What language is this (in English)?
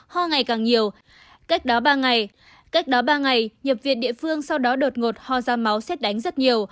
Vietnamese